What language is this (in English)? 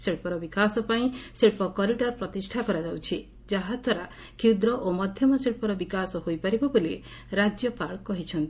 Odia